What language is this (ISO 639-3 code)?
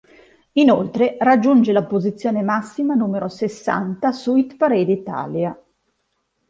ita